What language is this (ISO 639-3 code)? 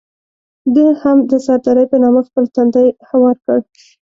pus